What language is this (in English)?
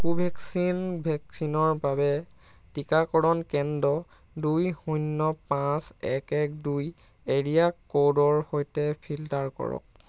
Assamese